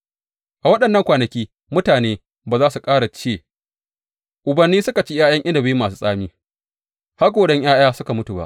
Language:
Hausa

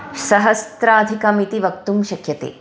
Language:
Sanskrit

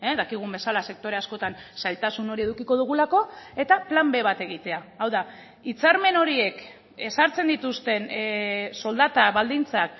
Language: Basque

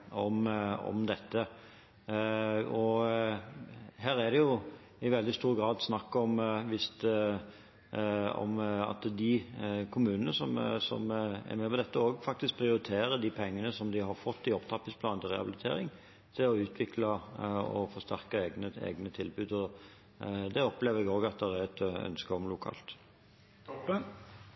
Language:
Norwegian Bokmål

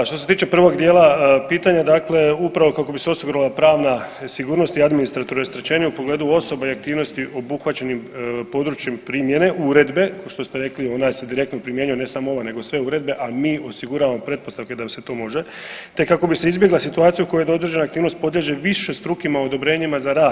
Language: Croatian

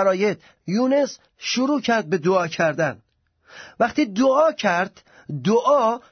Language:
Persian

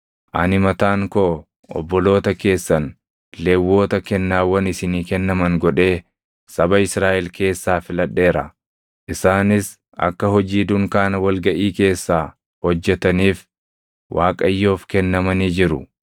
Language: Oromo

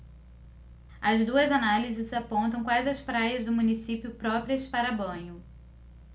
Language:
Portuguese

